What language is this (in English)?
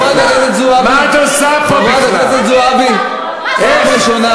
Hebrew